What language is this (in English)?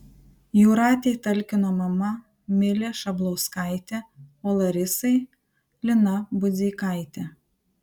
Lithuanian